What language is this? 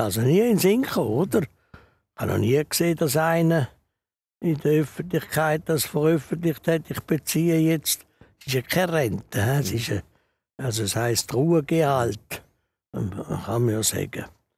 German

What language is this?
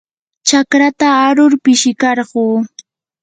Yanahuanca Pasco Quechua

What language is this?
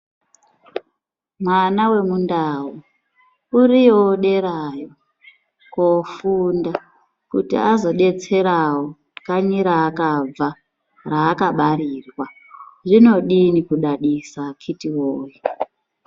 Ndau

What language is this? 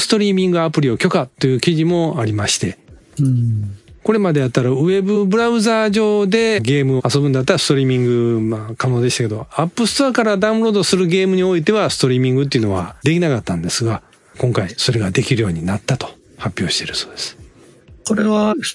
Japanese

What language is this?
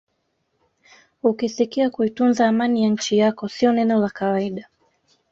Swahili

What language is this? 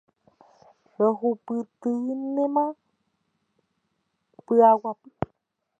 Guarani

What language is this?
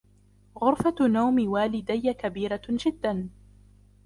Arabic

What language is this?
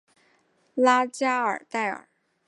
Chinese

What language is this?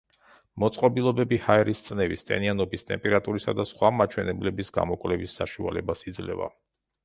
Georgian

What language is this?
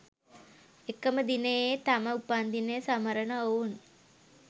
Sinhala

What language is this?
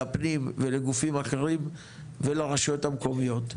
Hebrew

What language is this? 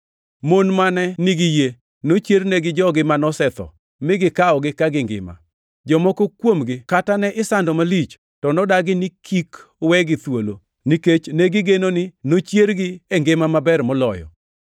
Luo (Kenya and Tanzania)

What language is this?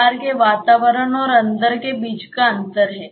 Hindi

